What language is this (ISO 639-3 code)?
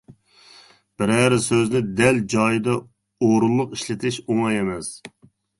uig